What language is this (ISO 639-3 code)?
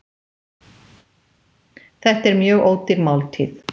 isl